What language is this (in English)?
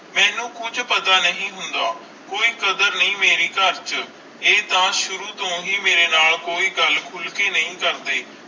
Punjabi